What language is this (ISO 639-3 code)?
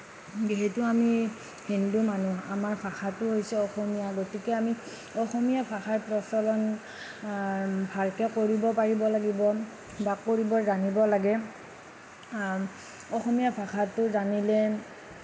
asm